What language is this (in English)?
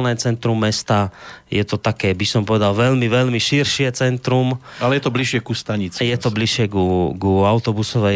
Slovak